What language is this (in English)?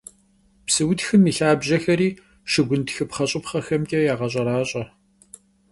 Kabardian